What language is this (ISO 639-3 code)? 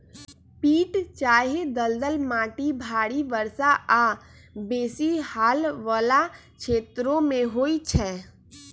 mag